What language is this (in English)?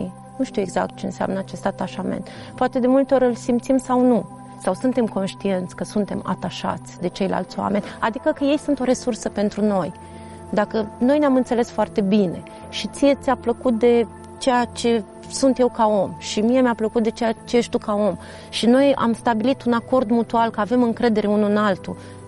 Romanian